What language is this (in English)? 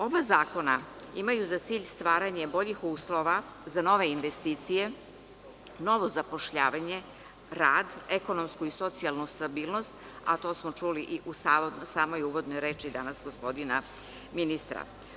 Serbian